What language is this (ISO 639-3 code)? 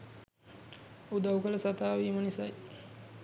sin